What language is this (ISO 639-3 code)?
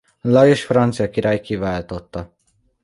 hun